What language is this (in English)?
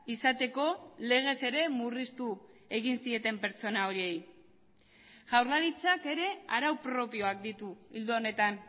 Basque